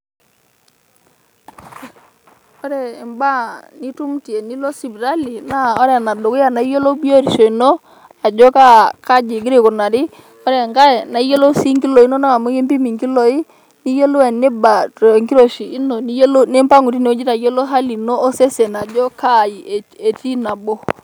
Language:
Masai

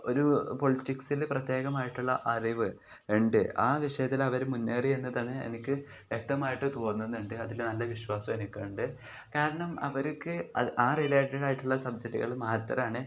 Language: Malayalam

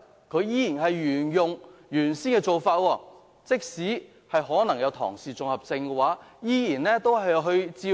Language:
Cantonese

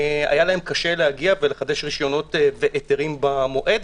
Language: Hebrew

